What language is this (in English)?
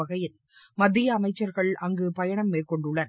Tamil